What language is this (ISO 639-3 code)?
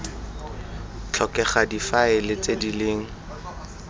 tsn